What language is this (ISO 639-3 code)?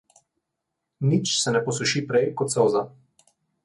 slv